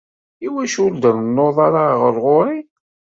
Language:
Kabyle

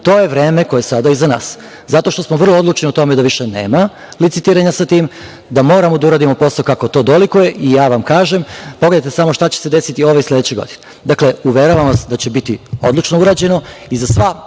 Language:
Serbian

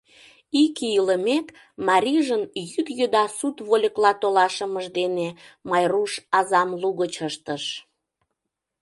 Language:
Mari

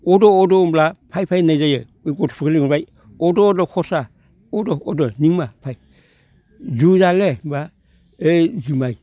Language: Bodo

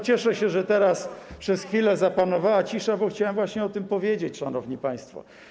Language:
Polish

